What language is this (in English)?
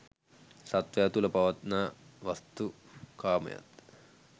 Sinhala